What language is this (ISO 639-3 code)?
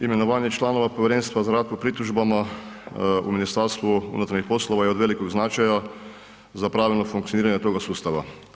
hrv